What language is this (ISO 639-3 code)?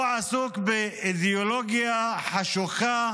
heb